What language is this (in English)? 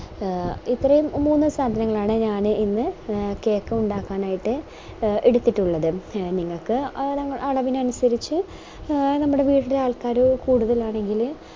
Malayalam